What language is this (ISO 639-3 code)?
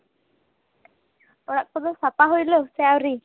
sat